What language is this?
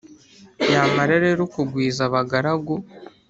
Kinyarwanda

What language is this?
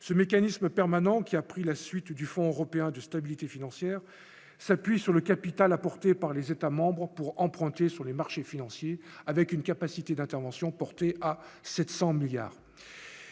French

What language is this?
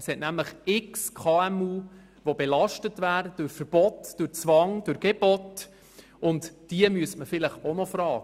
Swiss German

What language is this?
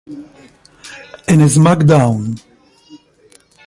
Spanish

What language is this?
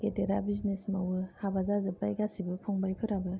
Bodo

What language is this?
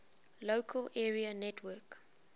English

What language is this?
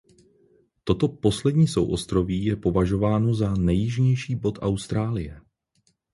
Czech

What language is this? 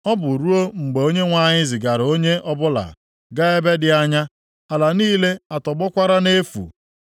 Igbo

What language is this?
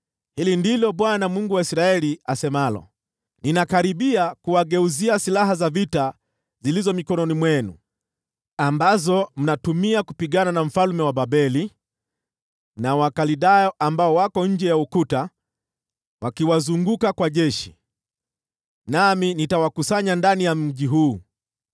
Swahili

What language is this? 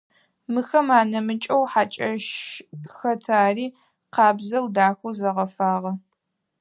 Adyghe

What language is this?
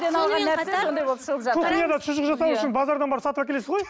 Kazakh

